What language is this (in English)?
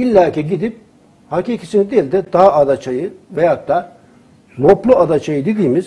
Turkish